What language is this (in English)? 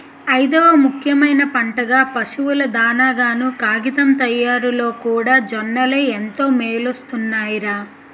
Telugu